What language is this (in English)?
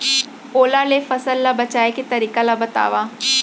Chhattisgarhi